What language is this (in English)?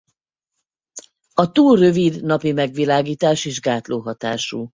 Hungarian